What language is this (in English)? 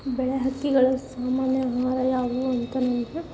Kannada